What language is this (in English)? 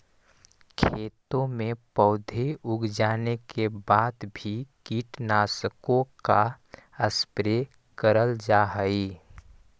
Magahi